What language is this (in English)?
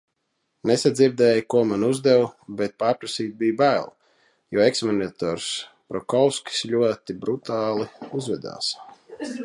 Latvian